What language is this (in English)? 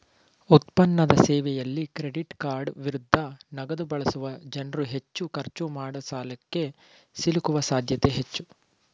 Kannada